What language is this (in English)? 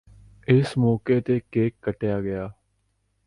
Punjabi